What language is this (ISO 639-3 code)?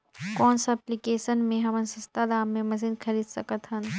hne